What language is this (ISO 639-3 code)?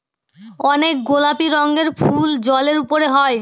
ben